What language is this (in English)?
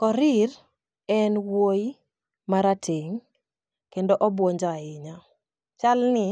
Luo (Kenya and Tanzania)